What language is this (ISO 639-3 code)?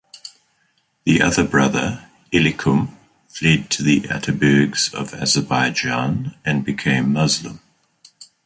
eng